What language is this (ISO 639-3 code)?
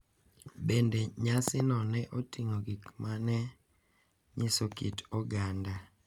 luo